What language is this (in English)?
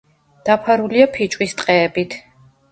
Georgian